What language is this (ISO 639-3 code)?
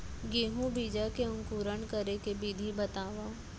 hne